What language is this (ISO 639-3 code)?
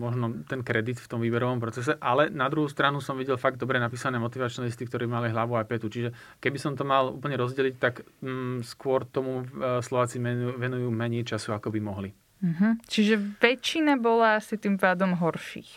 slk